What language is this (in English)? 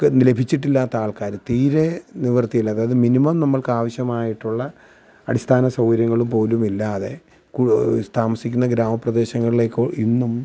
Malayalam